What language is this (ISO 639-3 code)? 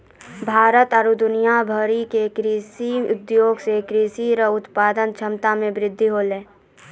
mai